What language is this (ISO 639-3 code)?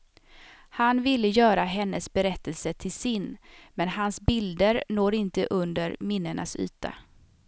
swe